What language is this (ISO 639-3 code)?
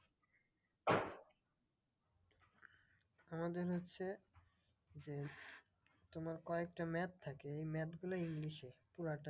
ben